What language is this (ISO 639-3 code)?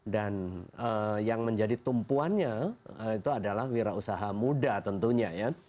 ind